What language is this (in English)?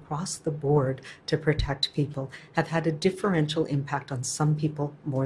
English